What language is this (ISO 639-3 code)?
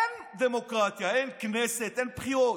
heb